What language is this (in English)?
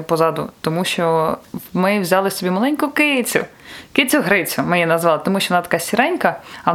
Ukrainian